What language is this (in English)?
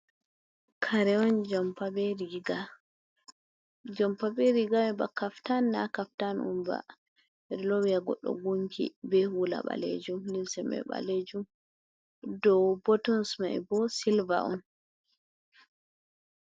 Fula